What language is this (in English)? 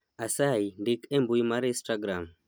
Luo (Kenya and Tanzania)